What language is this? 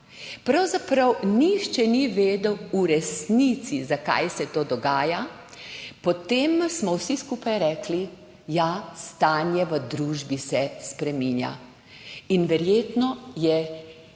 Slovenian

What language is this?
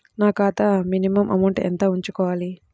Telugu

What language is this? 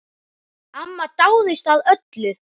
Icelandic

